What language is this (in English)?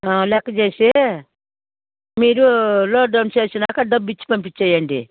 Telugu